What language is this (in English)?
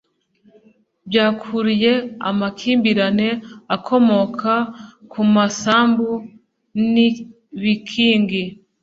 Kinyarwanda